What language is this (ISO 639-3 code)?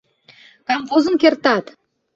chm